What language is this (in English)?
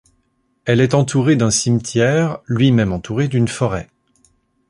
French